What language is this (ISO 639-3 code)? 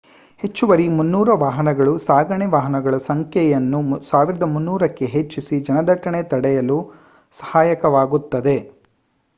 kan